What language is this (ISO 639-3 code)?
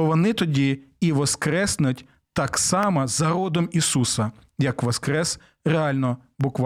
ukr